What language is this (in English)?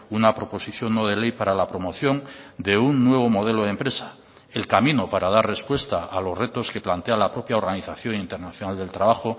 Spanish